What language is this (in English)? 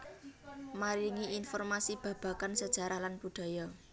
Javanese